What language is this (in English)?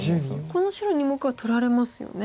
Japanese